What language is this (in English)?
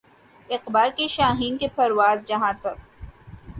Urdu